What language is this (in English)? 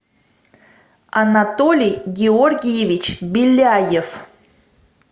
Russian